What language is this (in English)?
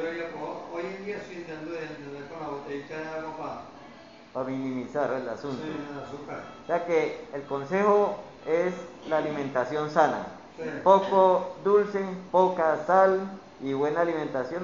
Spanish